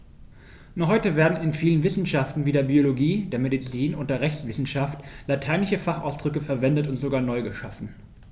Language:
German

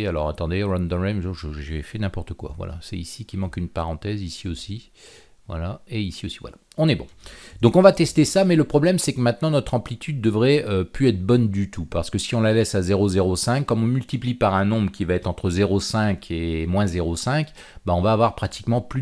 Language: French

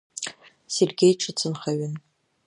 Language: Abkhazian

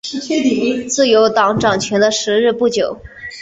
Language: Chinese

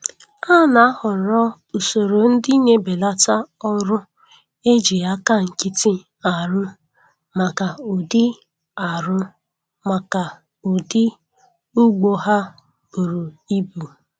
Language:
Igbo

